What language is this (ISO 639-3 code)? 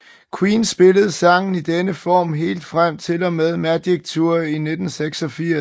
dan